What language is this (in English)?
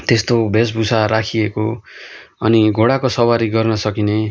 Nepali